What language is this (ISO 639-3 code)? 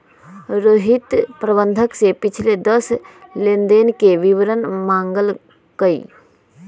mag